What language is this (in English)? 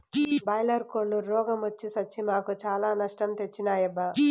Telugu